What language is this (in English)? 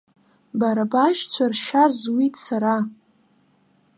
Abkhazian